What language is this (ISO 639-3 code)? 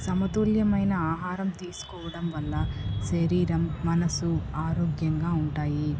tel